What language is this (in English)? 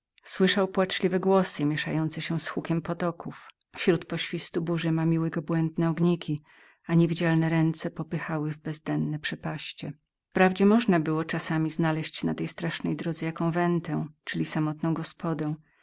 Polish